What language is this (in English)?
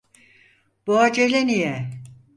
Turkish